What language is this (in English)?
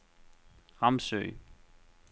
Danish